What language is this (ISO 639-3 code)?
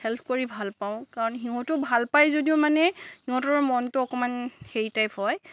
asm